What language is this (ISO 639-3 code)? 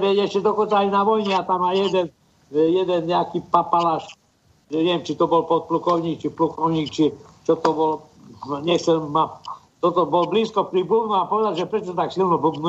slk